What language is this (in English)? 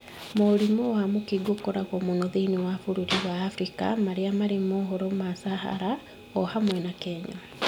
Kikuyu